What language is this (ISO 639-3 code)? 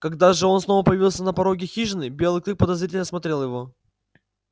rus